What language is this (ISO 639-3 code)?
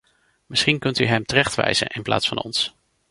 nld